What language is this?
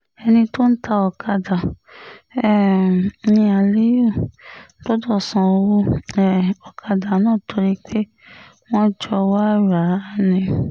Yoruba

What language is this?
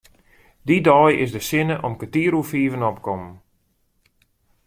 Western Frisian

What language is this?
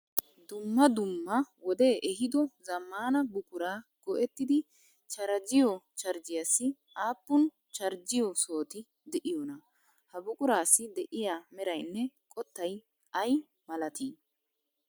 Wolaytta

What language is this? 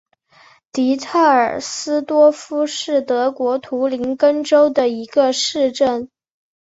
Chinese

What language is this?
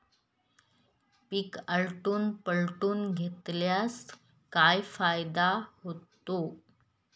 Marathi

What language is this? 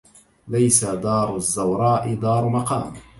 Arabic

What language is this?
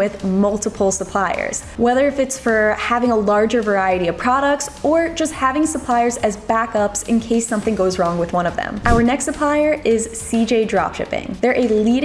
English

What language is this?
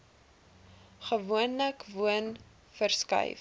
Afrikaans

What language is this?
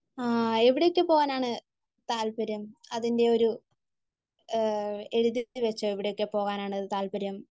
Malayalam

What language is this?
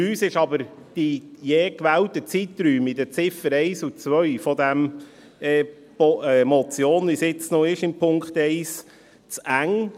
Swiss German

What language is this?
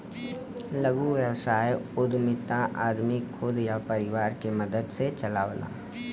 Bhojpuri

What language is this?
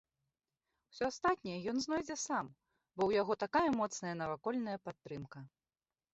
Belarusian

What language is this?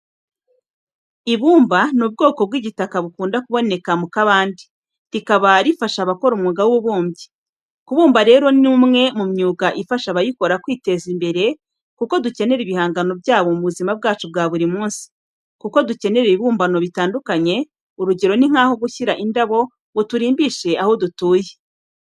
Kinyarwanda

